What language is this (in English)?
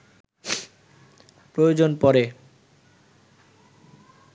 Bangla